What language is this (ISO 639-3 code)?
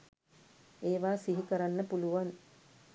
sin